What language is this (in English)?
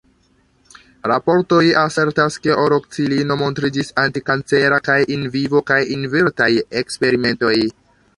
Esperanto